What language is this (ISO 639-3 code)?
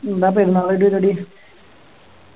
mal